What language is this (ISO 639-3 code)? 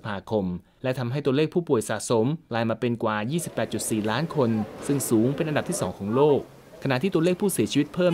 tha